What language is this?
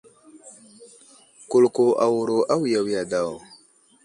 Wuzlam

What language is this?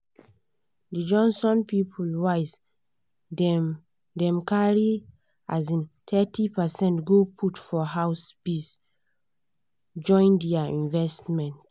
Nigerian Pidgin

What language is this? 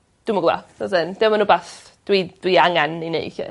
Welsh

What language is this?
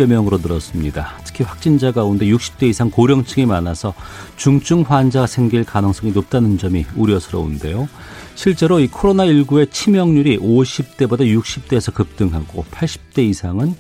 Korean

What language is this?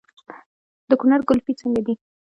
Pashto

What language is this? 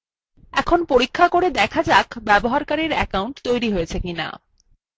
Bangla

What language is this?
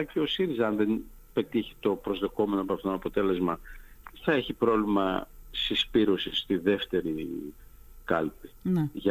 Greek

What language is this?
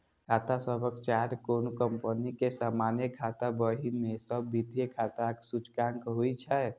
Maithili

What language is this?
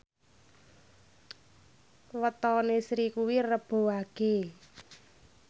Javanese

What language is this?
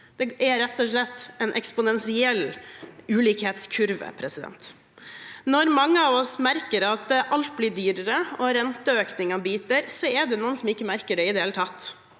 Norwegian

